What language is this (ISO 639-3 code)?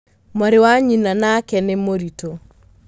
kik